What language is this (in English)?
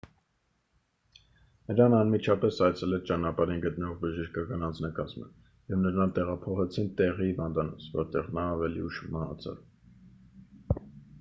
Armenian